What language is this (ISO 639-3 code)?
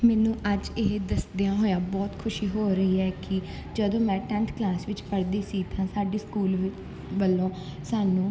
pan